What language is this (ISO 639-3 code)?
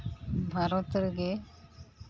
sat